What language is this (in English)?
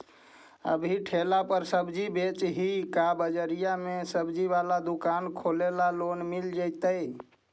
Magahi